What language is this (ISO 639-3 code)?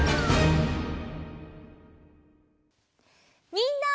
jpn